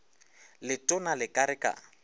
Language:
Northern Sotho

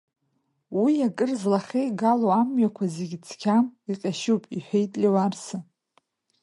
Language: Abkhazian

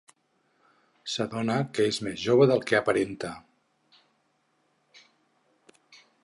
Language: Catalan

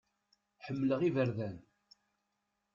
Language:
Kabyle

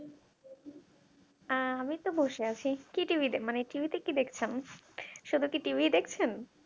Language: Bangla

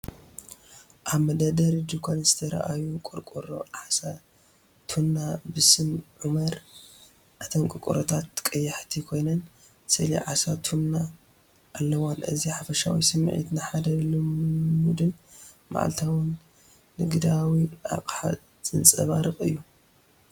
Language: Tigrinya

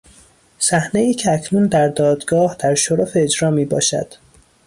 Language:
Persian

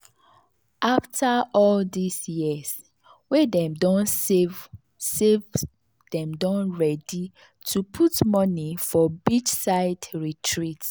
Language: Nigerian Pidgin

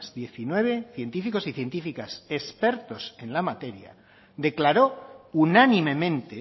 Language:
Spanish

